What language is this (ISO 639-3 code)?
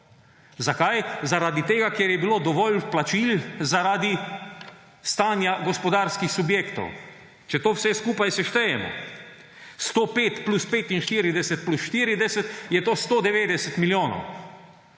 slv